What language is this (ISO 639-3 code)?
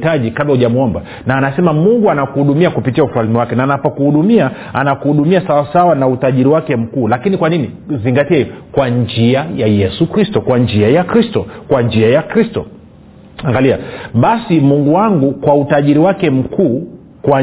swa